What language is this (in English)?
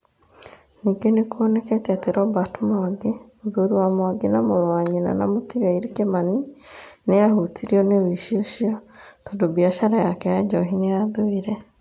Kikuyu